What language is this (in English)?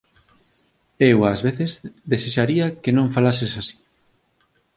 Galician